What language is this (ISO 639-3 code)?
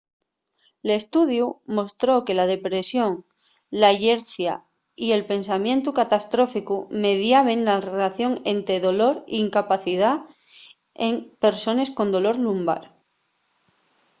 ast